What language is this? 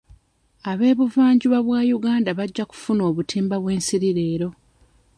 Ganda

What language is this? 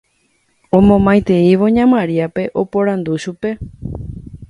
Guarani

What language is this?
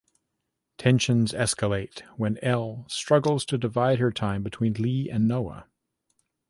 English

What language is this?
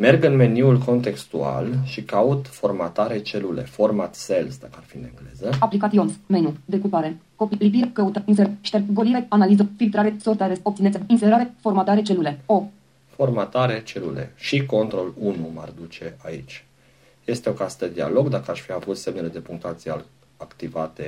Romanian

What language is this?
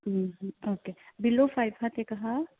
Konkani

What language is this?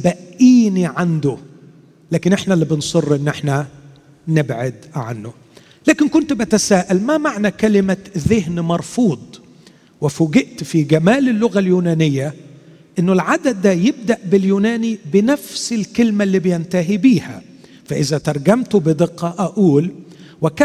Arabic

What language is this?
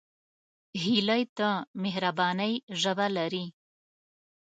Pashto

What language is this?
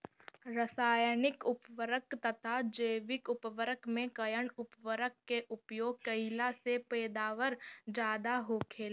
Bhojpuri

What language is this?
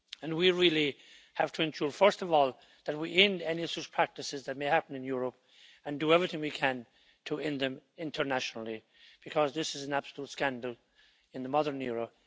English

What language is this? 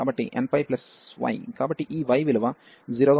Telugu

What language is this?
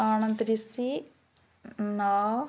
Odia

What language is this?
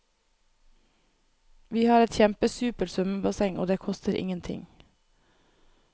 Norwegian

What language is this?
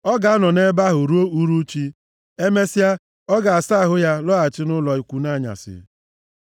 Igbo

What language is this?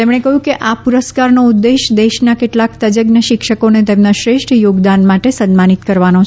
Gujarati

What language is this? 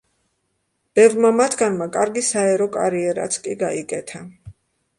Georgian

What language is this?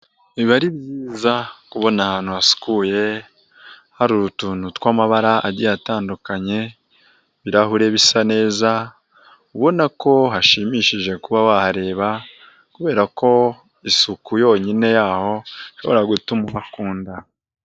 Kinyarwanda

